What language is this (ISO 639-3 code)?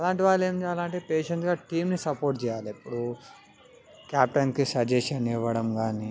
tel